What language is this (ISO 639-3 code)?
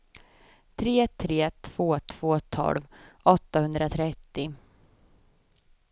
swe